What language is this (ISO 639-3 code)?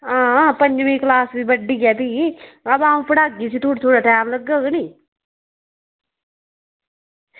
doi